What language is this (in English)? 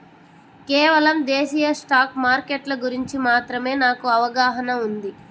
Telugu